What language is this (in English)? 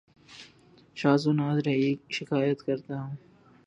Urdu